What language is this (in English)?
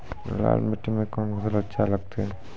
Maithili